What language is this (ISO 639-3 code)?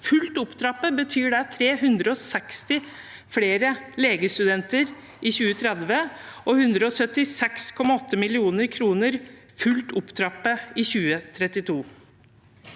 nor